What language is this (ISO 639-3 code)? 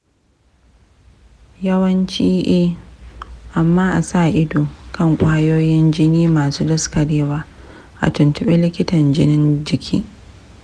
hau